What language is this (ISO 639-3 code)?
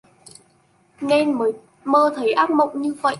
vie